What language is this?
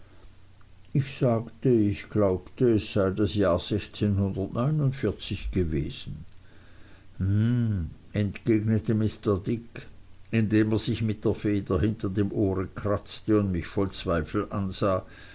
German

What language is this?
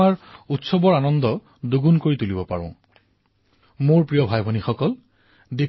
Assamese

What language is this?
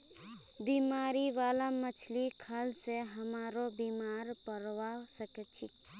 Magahi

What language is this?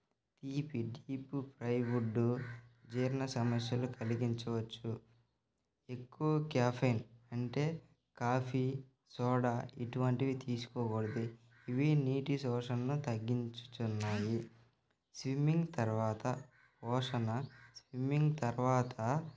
Telugu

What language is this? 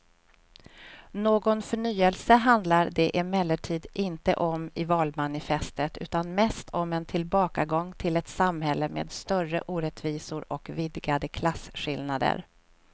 Swedish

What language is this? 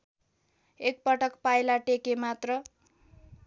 Nepali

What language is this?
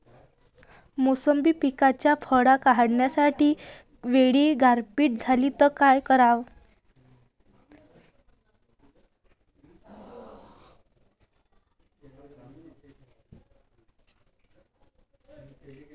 Marathi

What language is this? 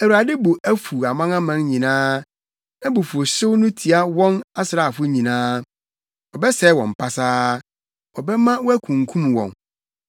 Akan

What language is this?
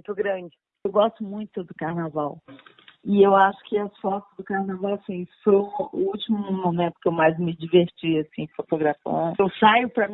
Portuguese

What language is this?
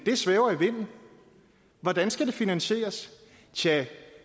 Danish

